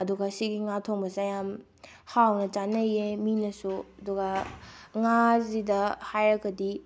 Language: Manipuri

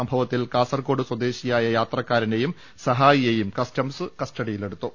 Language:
Malayalam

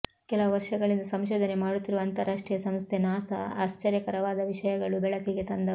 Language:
Kannada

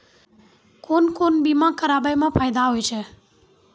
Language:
Maithili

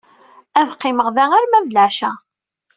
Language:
Kabyle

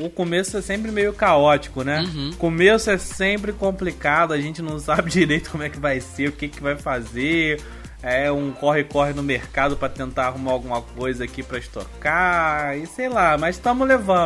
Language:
Portuguese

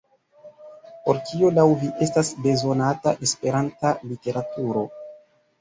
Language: Esperanto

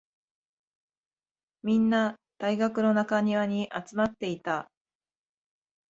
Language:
Japanese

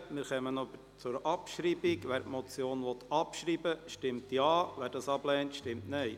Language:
Swiss German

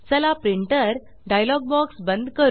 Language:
Marathi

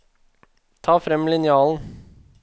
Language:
Norwegian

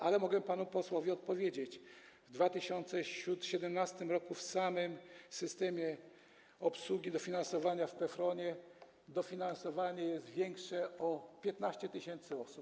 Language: Polish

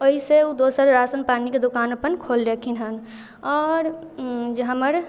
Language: Maithili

